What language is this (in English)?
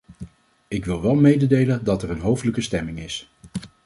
Dutch